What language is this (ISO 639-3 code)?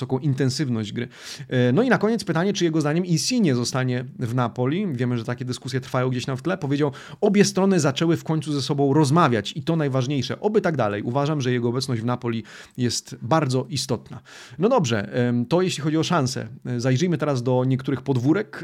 pol